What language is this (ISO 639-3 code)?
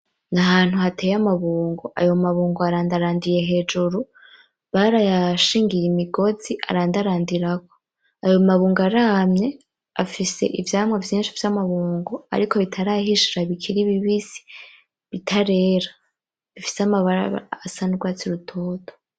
run